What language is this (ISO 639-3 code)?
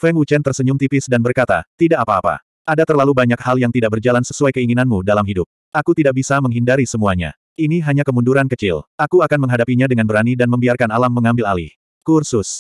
ind